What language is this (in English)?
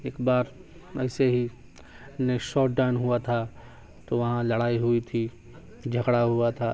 Urdu